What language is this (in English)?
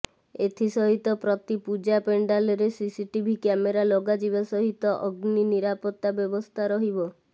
Odia